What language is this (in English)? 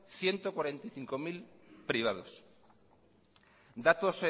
Spanish